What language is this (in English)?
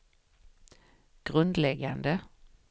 Swedish